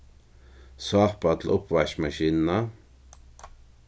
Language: Faroese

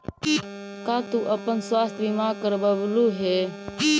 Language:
Magahi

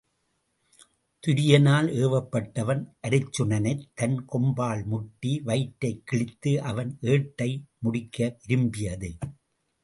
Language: Tamil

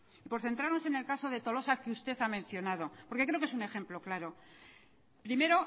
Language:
Spanish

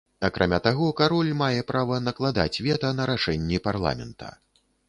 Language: Belarusian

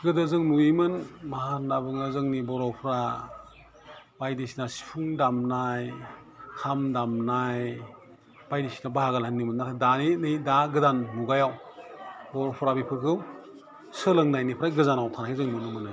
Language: Bodo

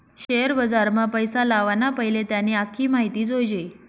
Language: Marathi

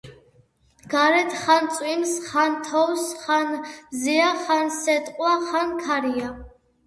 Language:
Georgian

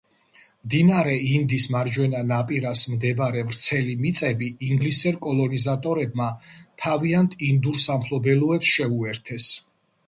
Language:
Georgian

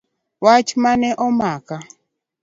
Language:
Luo (Kenya and Tanzania)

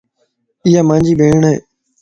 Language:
Lasi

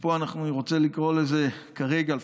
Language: Hebrew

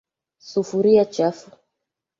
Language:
Swahili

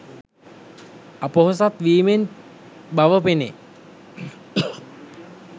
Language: Sinhala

